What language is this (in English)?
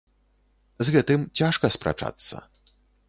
Belarusian